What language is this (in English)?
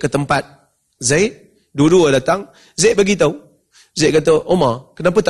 Malay